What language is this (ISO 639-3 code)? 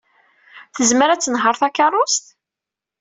kab